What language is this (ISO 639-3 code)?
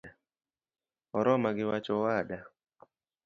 luo